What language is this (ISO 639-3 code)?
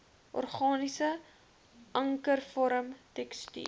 afr